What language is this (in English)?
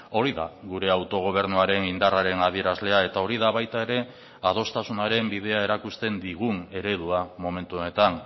Basque